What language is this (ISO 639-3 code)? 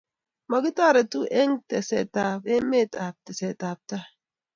kln